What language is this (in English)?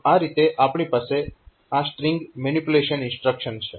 Gujarati